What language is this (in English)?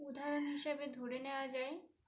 Bangla